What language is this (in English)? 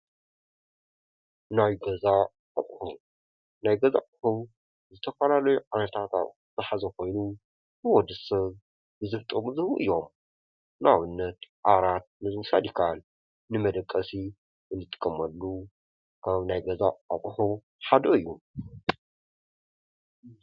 Tigrinya